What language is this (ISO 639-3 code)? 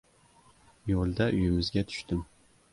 uzb